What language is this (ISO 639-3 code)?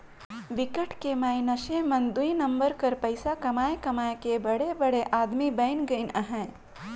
hne